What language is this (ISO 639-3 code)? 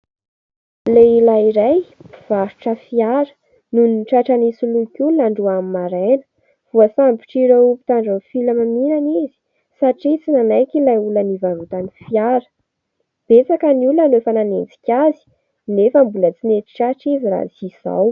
mlg